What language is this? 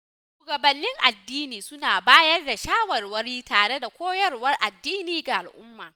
Hausa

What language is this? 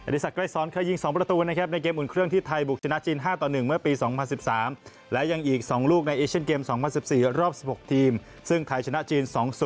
Thai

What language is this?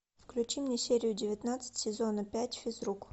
Russian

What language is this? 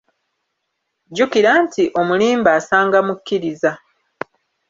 Ganda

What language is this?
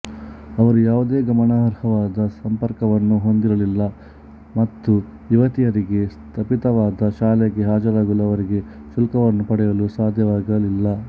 Kannada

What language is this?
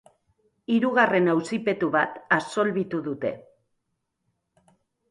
Basque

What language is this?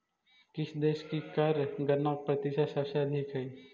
Magahi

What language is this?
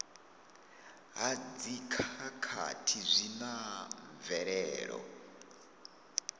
Venda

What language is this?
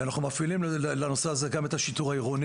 Hebrew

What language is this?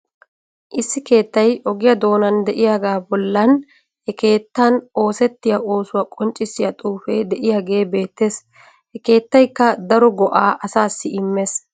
Wolaytta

